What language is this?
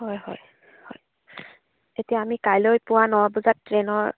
Assamese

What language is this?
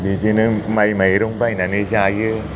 Bodo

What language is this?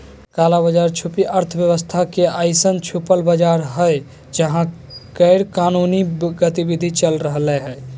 Magahi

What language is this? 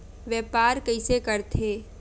Chhattisgarhi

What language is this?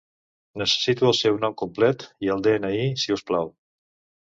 Catalan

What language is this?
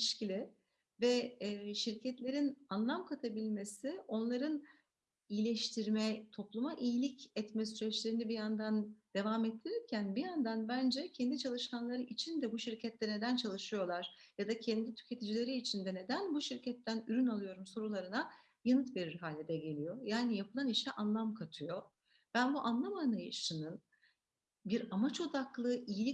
Turkish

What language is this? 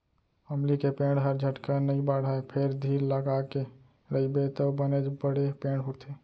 Chhattisgarhi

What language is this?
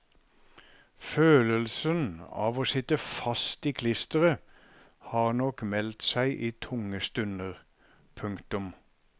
Norwegian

